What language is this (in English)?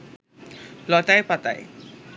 Bangla